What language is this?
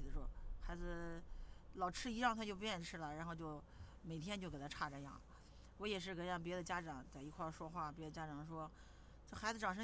Chinese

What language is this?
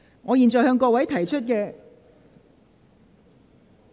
Cantonese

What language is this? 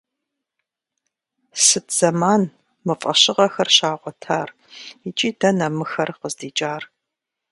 Kabardian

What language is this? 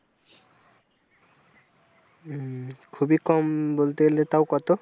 Bangla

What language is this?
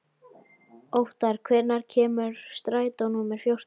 Icelandic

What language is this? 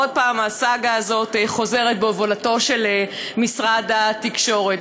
Hebrew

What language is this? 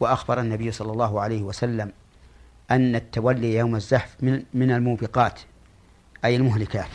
Arabic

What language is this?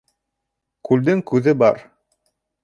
Bashkir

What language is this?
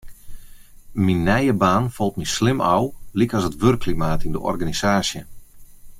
Western Frisian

